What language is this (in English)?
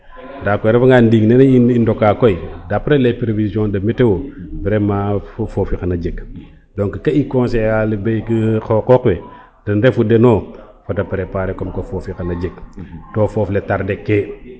Serer